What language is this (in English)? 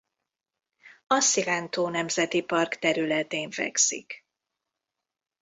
Hungarian